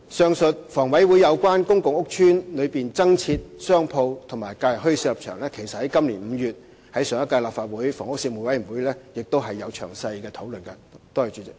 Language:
Cantonese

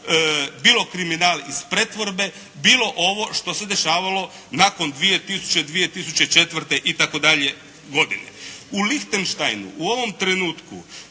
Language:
Croatian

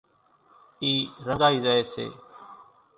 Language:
Kachi Koli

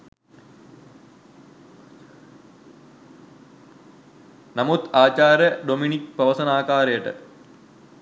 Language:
Sinhala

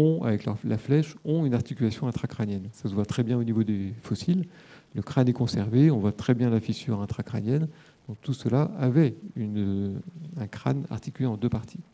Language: French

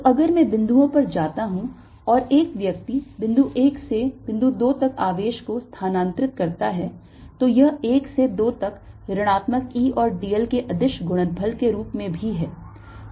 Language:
Hindi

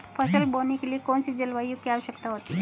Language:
Hindi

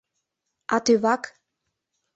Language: Mari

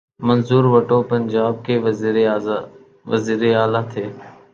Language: Urdu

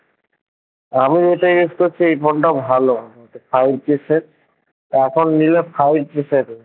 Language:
Bangla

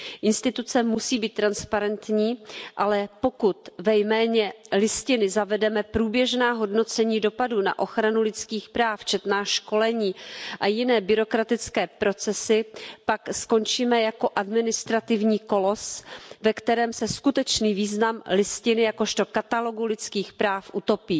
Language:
Czech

